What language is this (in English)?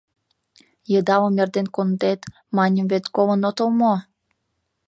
Mari